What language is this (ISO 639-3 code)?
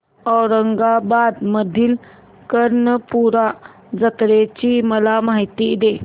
mar